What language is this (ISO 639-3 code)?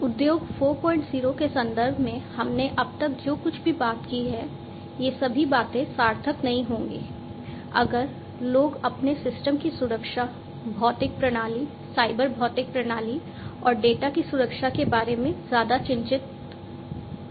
hin